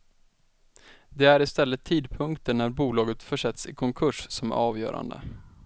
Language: Swedish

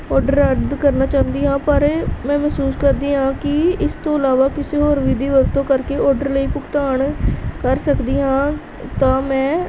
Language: Punjabi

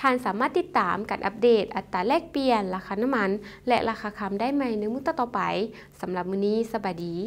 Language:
Thai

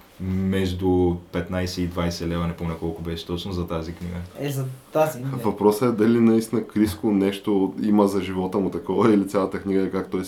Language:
Bulgarian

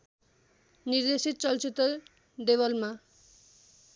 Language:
Nepali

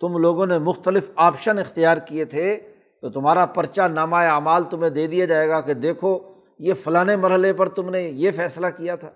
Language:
Urdu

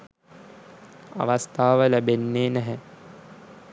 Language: Sinhala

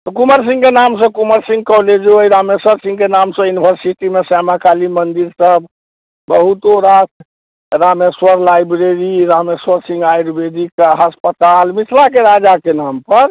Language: Maithili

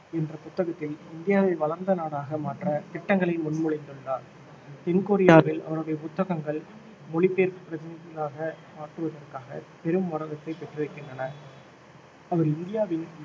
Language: Tamil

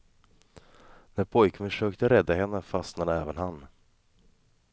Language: Swedish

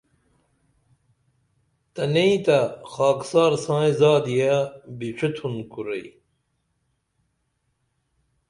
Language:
Dameli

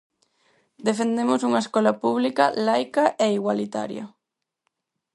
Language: Galician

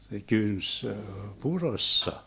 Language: Finnish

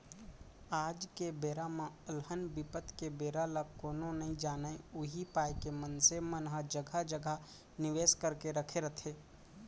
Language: Chhattisgarhi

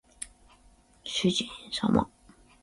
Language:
Japanese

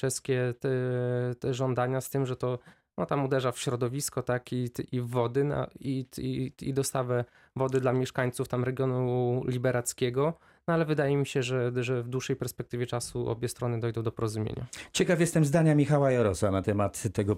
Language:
Polish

